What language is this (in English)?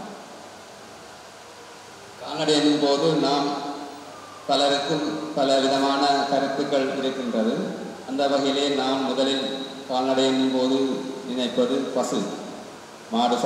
Indonesian